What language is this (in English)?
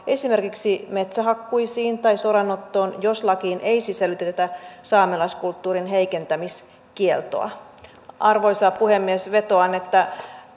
Finnish